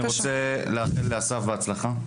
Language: Hebrew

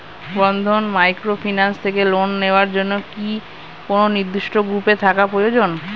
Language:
Bangla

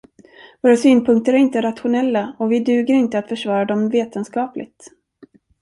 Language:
Swedish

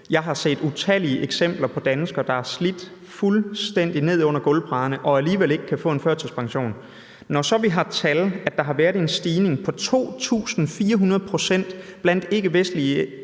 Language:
Danish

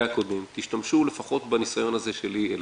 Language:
Hebrew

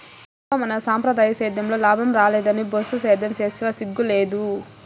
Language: Telugu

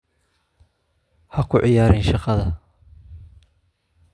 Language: Somali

